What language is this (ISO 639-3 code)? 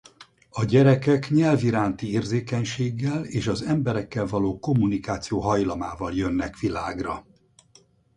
hun